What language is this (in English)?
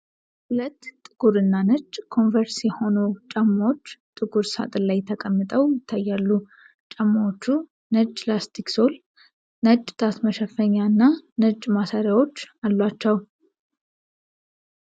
Amharic